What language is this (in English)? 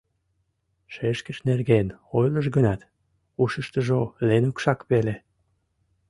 Mari